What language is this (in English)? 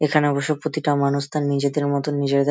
Bangla